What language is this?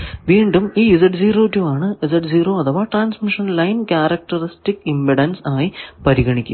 Malayalam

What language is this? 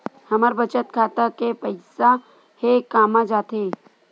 Chhattisgarhi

